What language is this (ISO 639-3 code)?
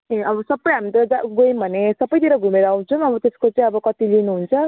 nep